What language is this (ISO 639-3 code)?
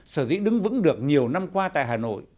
vie